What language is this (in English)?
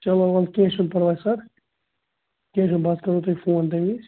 Kashmiri